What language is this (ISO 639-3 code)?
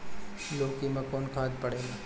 bho